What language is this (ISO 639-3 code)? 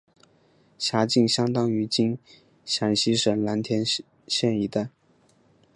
zho